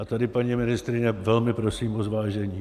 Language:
Czech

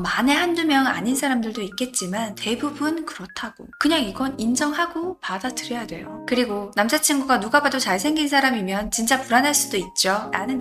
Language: Korean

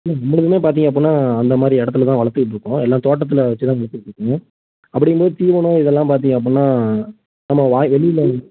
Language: Tamil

